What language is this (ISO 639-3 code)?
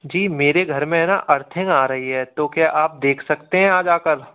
hin